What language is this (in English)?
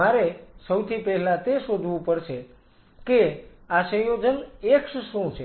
Gujarati